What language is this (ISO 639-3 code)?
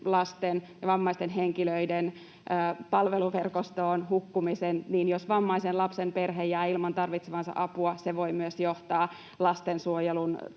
fin